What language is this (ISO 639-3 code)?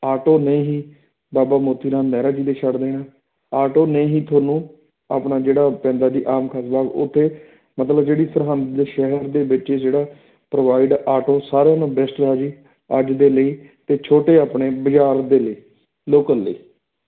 pan